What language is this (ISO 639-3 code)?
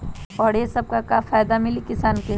mag